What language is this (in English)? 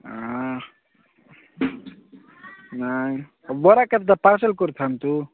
Odia